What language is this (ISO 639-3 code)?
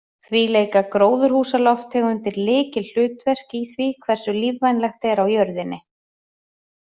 isl